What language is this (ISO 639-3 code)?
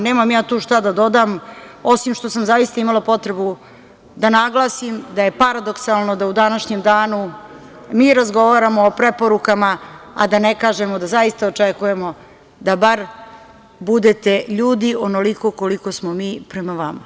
srp